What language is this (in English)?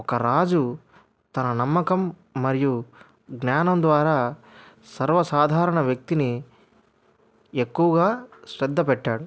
Telugu